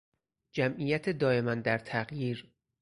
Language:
Persian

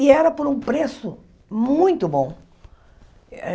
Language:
Portuguese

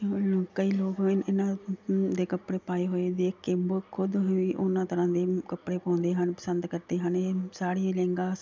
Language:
Punjabi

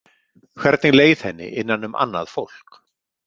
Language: Icelandic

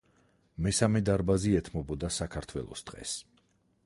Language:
Georgian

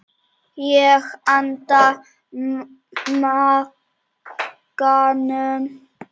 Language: Icelandic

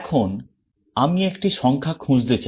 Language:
Bangla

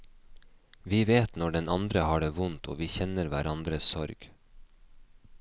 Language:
Norwegian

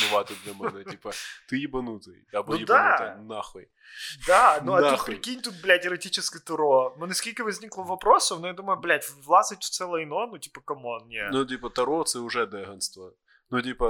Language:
Ukrainian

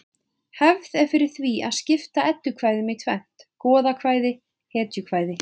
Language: Icelandic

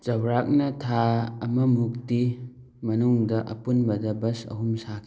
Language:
Manipuri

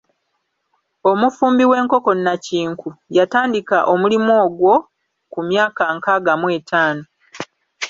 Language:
Ganda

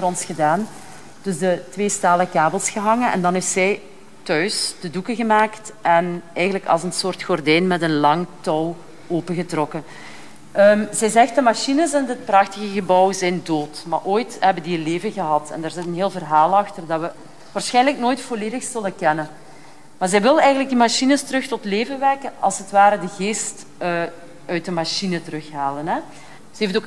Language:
Dutch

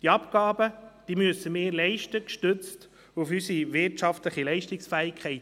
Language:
Swiss German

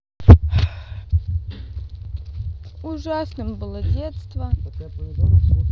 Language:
Russian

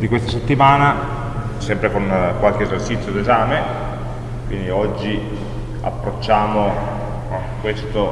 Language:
Italian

